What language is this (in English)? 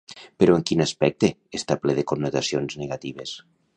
Catalan